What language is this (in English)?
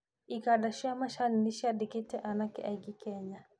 Kikuyu